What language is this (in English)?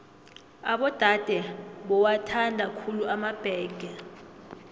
South Ndebele